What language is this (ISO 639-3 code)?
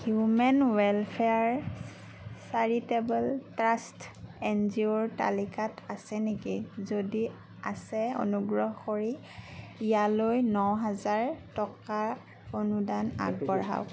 asm